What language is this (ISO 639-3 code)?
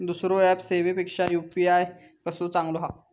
mar